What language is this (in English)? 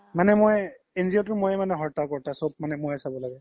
Assamese